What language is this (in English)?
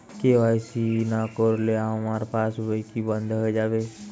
Bangla